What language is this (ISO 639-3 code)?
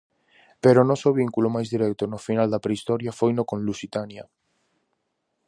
glg